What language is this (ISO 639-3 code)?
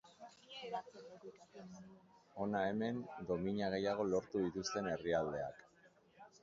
eus